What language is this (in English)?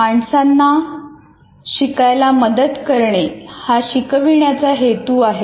Marathi